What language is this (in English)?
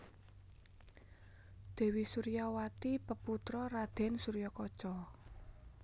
Javanese